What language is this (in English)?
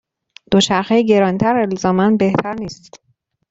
Persian